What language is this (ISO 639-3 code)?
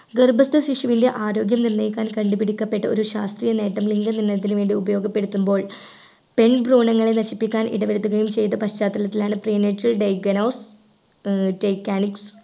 mal